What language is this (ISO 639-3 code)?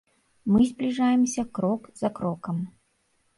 bel